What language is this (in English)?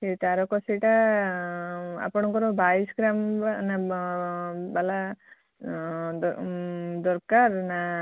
Odia